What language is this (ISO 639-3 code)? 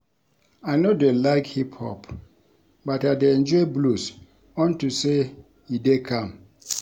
pcm